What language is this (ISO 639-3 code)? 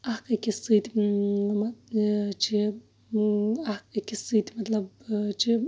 kas